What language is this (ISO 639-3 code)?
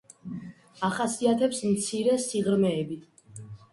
kat